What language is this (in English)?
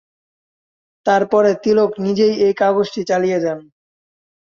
Bangla